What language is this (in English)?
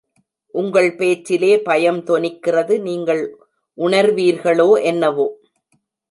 Tamil